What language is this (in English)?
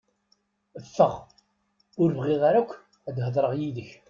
Kabyle